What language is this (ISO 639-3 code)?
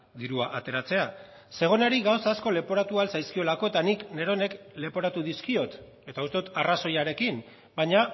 eus